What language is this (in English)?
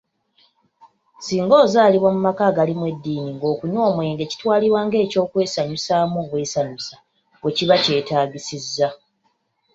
Ganda